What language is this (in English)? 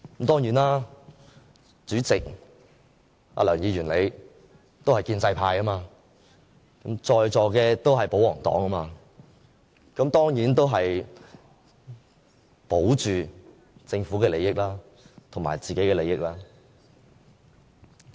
Cantonese